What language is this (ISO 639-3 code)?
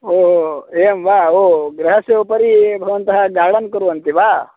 san